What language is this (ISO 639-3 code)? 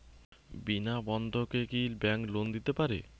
ben